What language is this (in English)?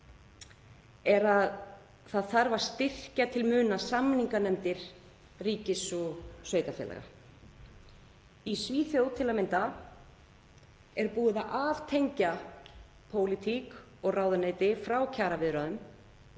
Icelandic